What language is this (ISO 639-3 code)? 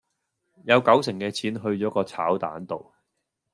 yue